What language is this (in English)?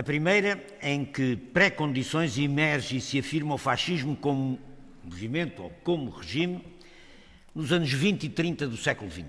Portuguese